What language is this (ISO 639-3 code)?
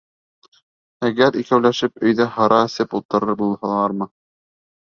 bak